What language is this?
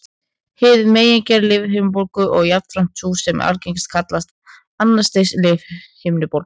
Icelandic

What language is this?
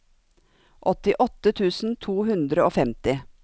Norwegian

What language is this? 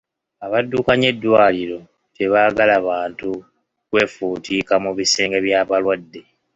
Ganda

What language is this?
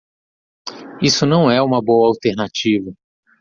Portuguese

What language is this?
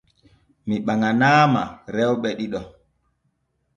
Borgu Fulfulde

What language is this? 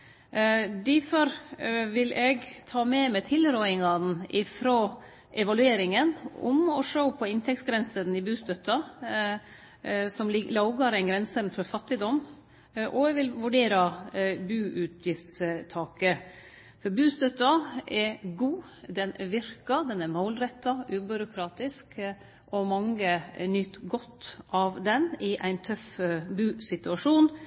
Norwegian Nynorsk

